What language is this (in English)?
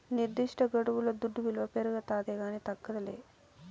Telugu